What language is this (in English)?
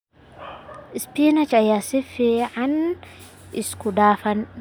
Somali